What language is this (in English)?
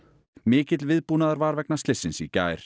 Icelandic